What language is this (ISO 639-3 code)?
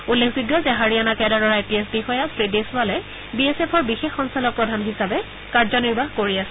asm